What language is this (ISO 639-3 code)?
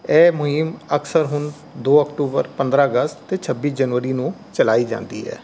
pan